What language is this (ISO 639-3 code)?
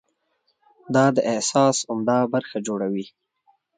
pus